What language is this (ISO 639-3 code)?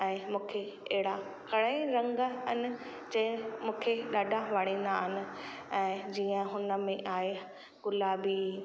snd